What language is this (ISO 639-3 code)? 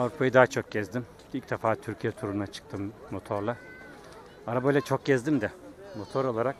tur